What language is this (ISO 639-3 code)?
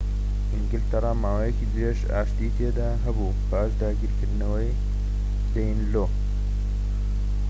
ckb